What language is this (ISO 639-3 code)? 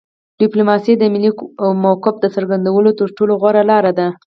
pus